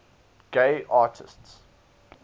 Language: English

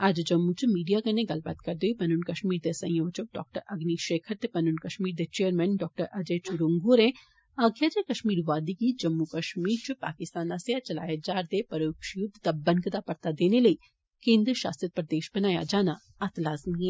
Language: Dogri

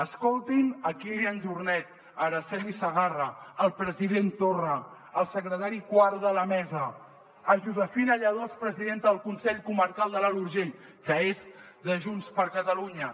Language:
Catalan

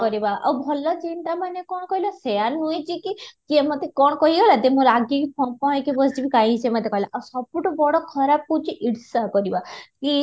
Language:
Odia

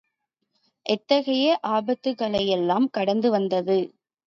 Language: Tamil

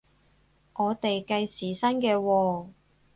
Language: Cantonese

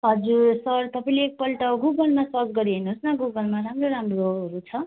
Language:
Nepali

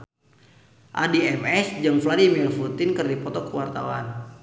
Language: Sundanese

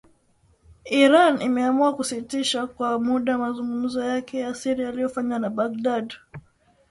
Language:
Swahili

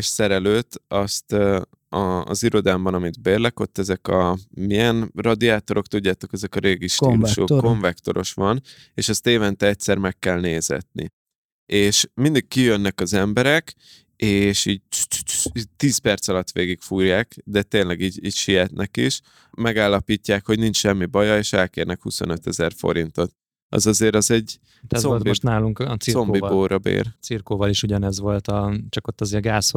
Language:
Hungarian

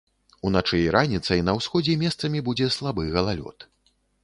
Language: Belarusian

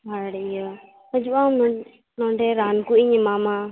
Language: Santali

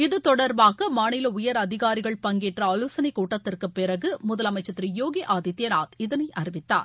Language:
Tamil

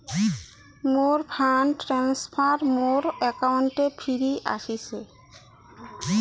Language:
Bangla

